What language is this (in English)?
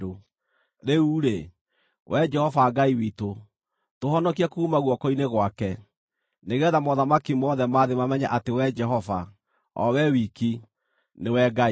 Kikuyu